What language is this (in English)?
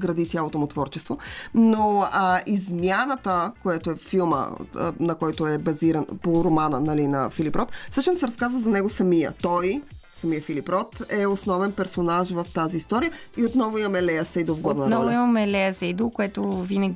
Bulgarian